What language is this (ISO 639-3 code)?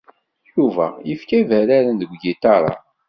kab